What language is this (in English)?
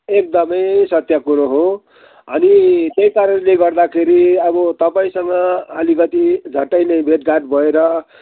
Nepali